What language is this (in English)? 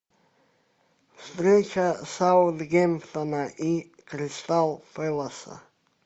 Russian